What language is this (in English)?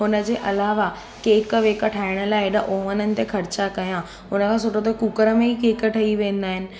Sindhi